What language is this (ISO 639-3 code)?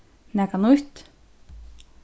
fao